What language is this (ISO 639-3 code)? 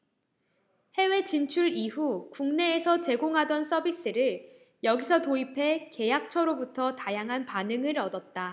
kor